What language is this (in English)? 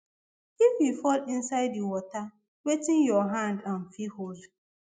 Nigerian Pidgin